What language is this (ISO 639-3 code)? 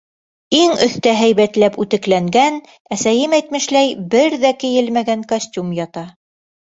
bak